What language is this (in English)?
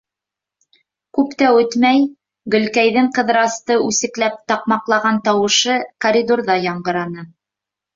Bashkir